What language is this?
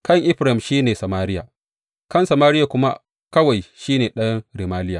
Hausa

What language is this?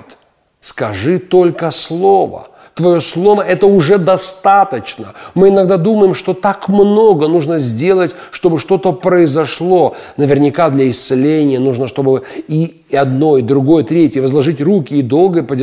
Russian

